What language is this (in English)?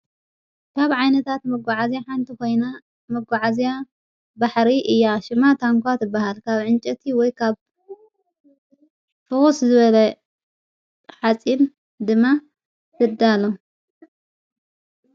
Tigrinya